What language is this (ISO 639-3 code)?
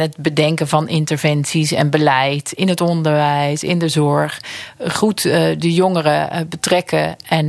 nld